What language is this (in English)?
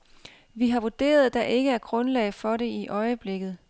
Danish